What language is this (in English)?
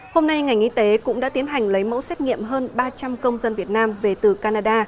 Vietnamese